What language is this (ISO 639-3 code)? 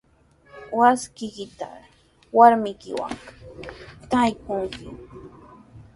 qws